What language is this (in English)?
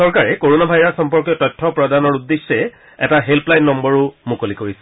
Assamese